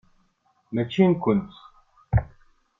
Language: Kabyle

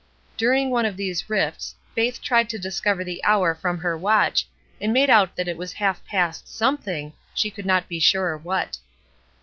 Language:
English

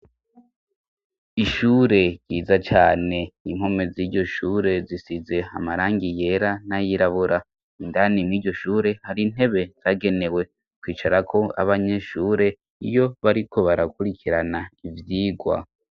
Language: Rundi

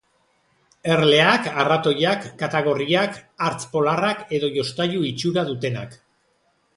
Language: Basque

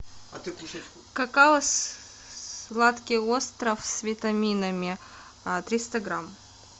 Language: Russian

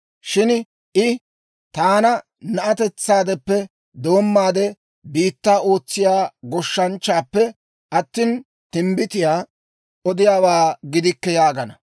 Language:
Dawro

